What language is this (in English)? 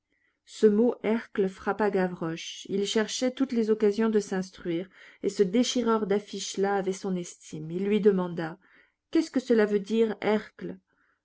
French